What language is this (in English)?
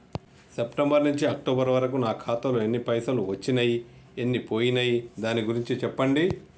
Telugu